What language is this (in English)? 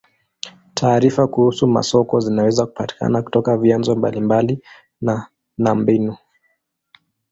Swahili